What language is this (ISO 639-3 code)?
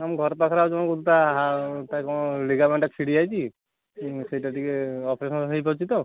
ori